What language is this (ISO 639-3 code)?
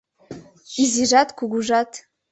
chm